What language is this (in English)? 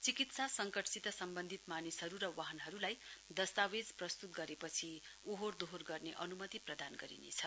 Nepali